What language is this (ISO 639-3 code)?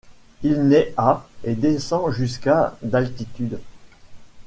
fra